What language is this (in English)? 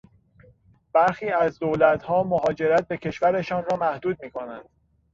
Persian